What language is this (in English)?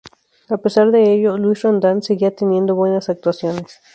Spanish